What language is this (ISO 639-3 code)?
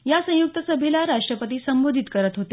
mar